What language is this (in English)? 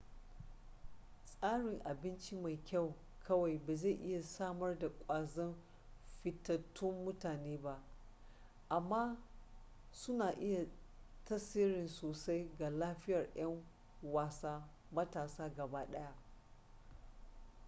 Hausa